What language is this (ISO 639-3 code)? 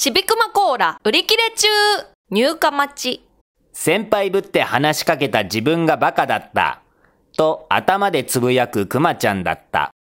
jpn